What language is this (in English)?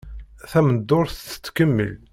Kabyle